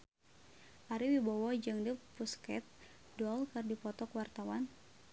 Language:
Sundanese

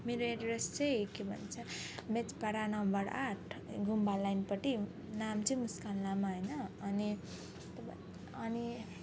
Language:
Nepali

